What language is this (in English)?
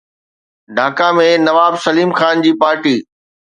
Sindhi